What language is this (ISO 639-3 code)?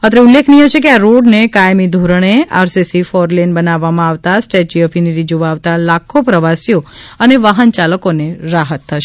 guj